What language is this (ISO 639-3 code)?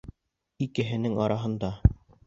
bak